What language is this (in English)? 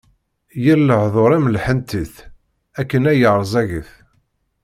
Kabyle